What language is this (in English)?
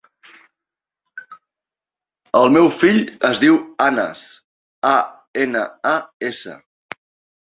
Catalan